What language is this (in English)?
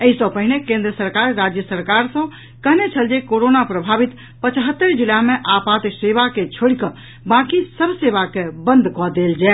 Maithili